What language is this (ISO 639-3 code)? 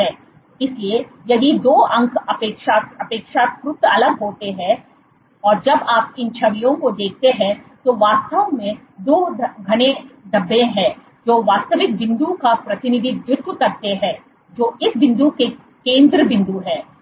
hin